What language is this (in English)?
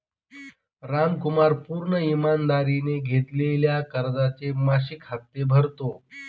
Marathi